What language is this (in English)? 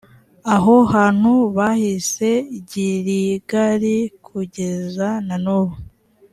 Kinyarwanda